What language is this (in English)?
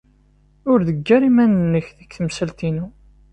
Kabyle